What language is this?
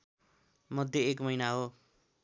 Nepali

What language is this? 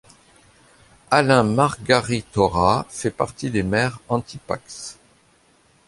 French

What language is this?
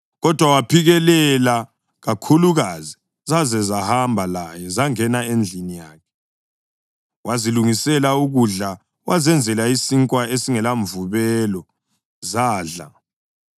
North Ndebele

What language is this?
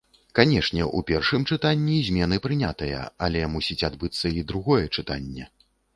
Belarusian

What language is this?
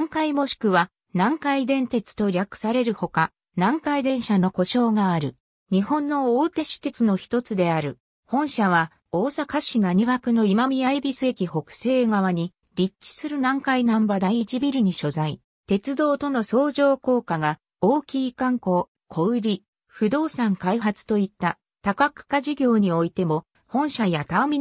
Japanese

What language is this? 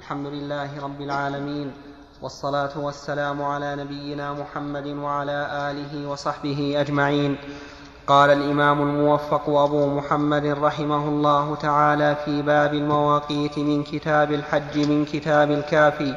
Arabic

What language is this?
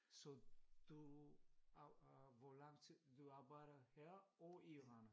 Danish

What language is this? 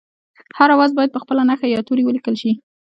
Pashto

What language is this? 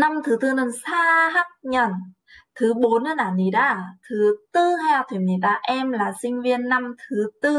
Korean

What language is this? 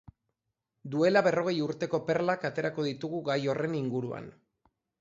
Basque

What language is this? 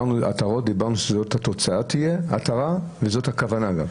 Hebrew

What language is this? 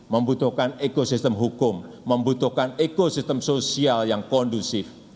Indonesian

